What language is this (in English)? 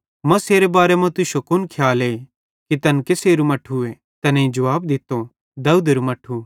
Bhadrawahi